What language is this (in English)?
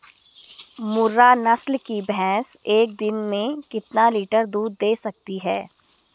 Hindi